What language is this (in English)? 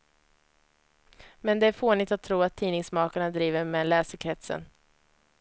Swedish